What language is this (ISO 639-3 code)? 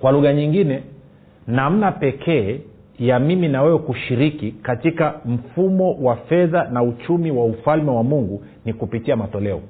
swa